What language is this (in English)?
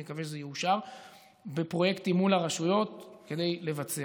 Hebrew